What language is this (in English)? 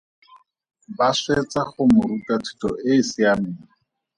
Tswana